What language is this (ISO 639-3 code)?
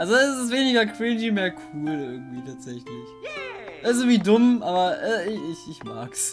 deu